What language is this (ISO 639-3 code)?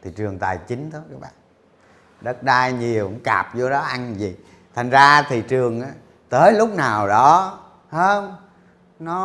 vie